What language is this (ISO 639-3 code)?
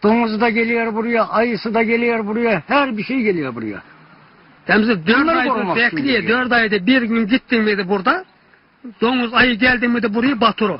tur